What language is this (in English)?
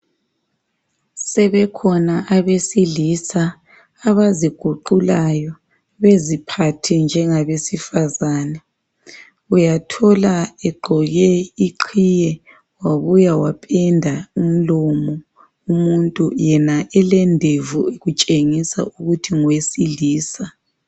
North Ndebele